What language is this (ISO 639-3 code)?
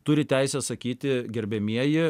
lit